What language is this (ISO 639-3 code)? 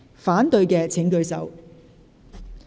yue